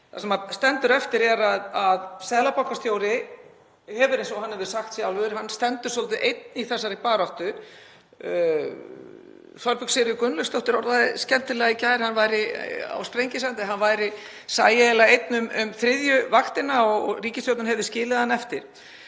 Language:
Icelandic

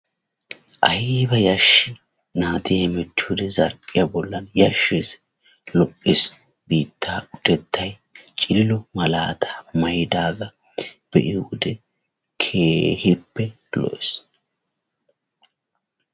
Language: Wolaytta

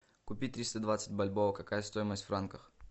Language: Russian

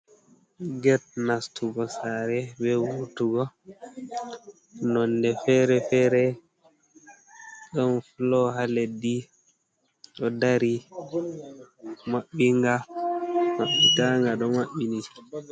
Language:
Fula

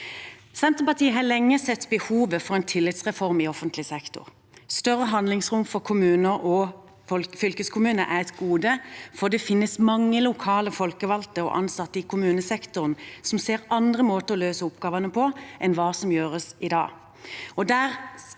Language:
Norwegian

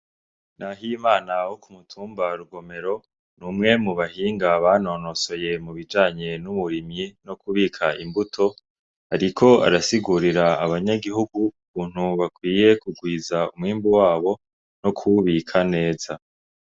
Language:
Rundi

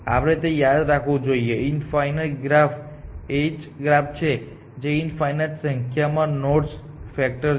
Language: Gujarati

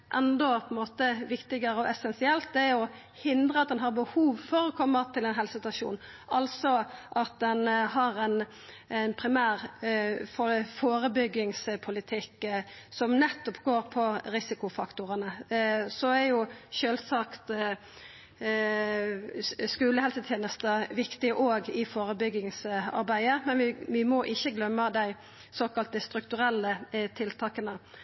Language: Norwegian Nynorsk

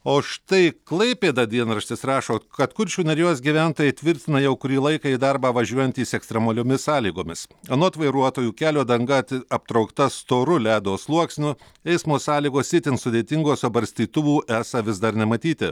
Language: Lithuanian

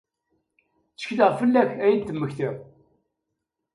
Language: Kabyle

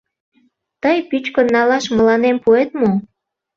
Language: Mari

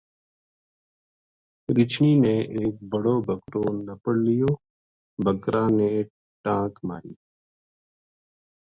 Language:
Gujari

